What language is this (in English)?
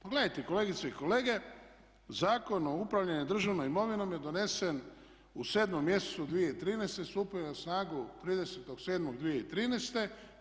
Croatian